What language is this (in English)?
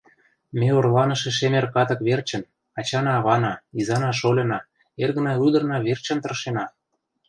Mari